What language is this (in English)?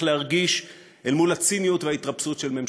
Hebrew